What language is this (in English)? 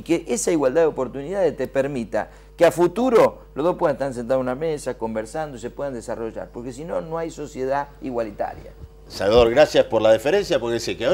Spanish